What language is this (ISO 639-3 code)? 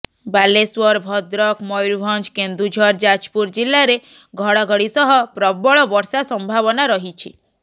ori